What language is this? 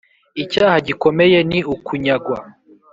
Kinyarwanda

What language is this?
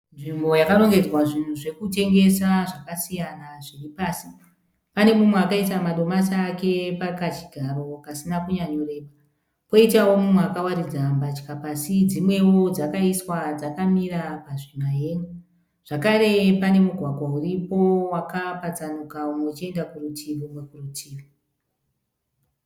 Shona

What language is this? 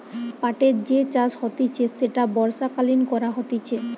Bangla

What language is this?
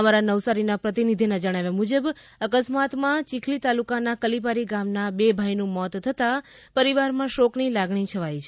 Gujarati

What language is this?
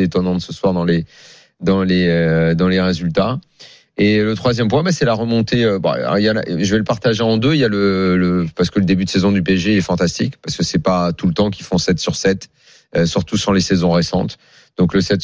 French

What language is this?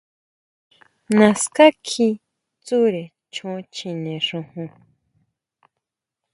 Huautla Mazatec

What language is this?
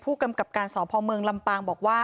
Thai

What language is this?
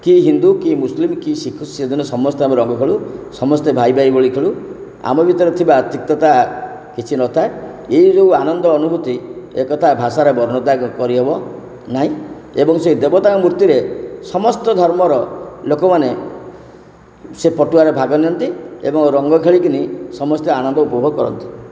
Odia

